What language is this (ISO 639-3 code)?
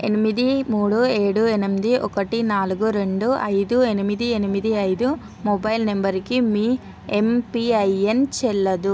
tel